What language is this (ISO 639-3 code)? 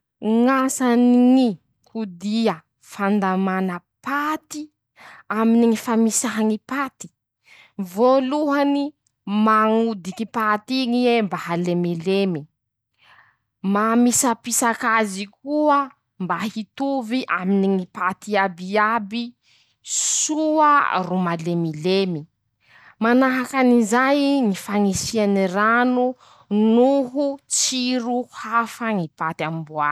msh